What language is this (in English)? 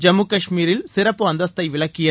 Tamil